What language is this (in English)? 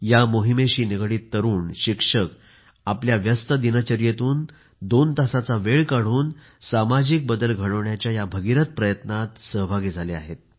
Marathi